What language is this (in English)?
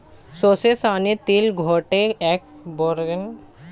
Bangla